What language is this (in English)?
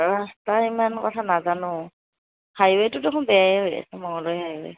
Assamese